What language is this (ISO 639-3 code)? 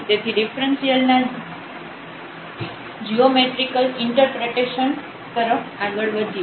guj